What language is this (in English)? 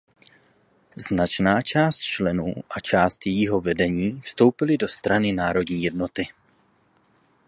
Czech